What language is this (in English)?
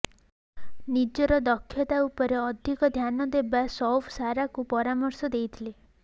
Odia